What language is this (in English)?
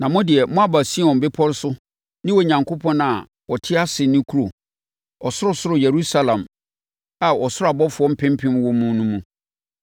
Akan